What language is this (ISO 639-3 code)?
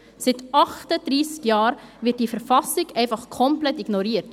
gsw